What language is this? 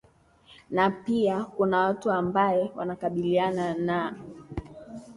Swahili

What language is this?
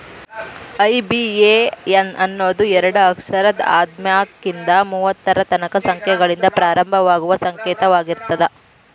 Kannada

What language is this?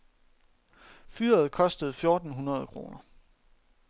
Danish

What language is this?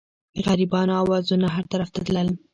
Pashto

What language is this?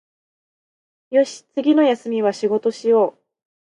Japanese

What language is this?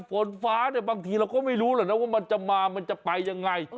Thai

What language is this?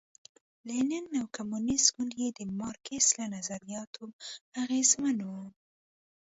Pashto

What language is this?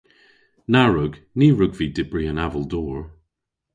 Cornish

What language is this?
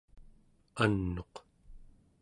Central Yupik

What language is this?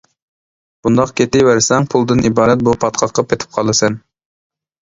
Uyghur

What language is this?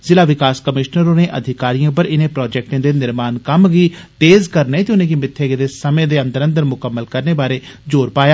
Dogri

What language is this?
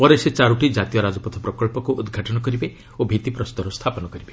Odia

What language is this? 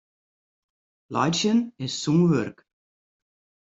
Western Frisian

